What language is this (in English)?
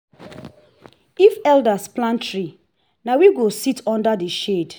Nigerian Pidgin